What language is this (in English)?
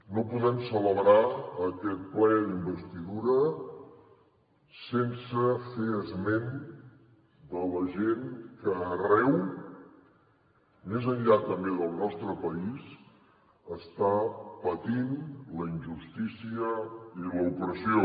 Catalan